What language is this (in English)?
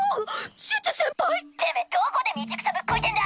Japanese